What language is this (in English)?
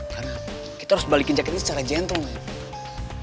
Indonesian